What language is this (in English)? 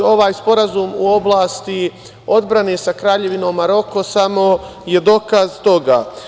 Serbian